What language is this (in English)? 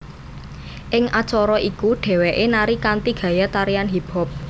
Javanese